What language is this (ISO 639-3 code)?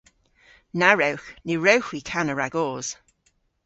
cor